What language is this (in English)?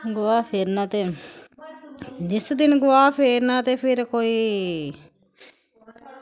Dogri